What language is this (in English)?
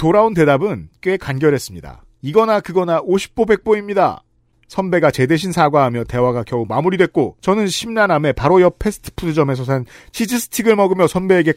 Korean